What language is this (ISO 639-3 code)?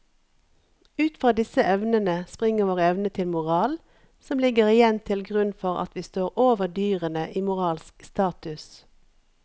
nor